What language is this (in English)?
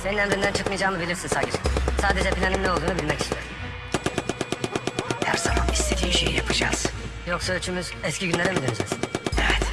Turkish